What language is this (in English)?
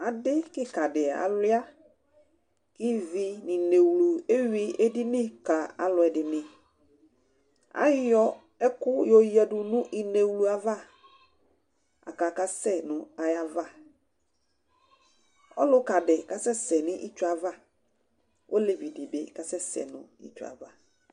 Ikposo